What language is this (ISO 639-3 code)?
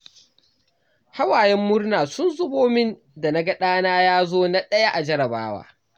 hau